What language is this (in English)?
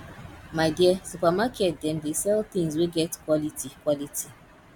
Nigerian Pidgin